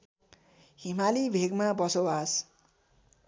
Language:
Nepali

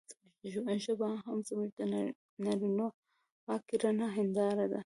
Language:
Pashto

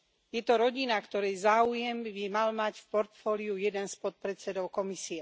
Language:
Slovak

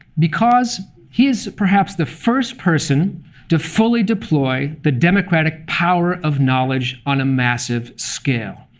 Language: English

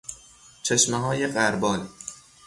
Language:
Persian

